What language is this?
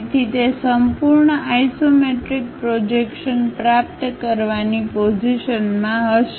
Gujarati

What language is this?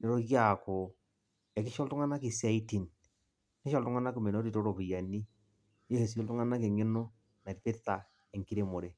Masai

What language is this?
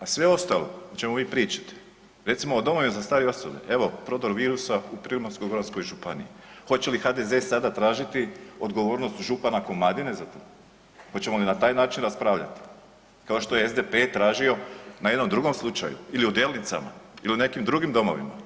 Croatian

